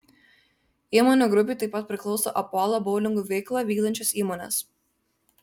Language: Lithuanian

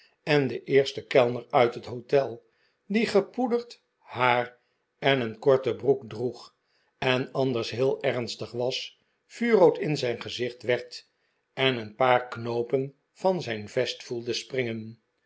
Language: Dutch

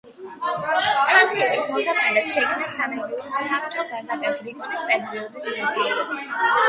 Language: Georgian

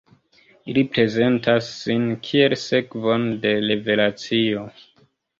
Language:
Esperanto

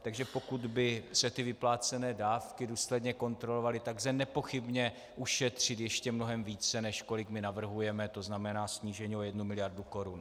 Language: Czech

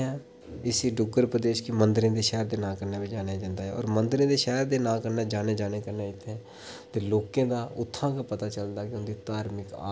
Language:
Dogri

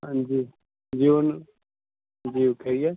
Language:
Urdu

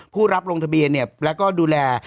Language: Thai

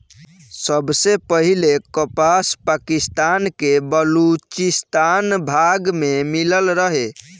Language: Bhojpuri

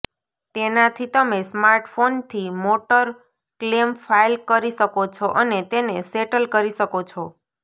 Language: Gujarati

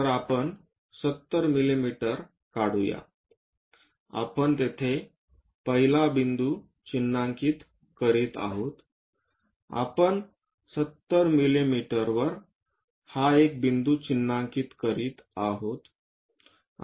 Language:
Marathi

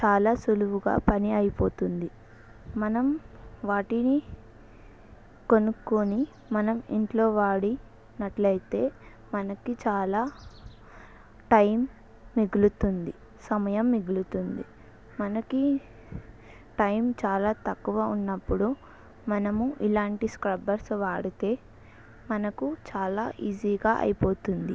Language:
Telugu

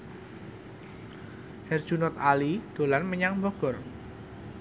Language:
Javanese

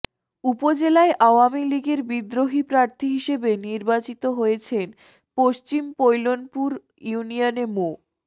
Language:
Bangla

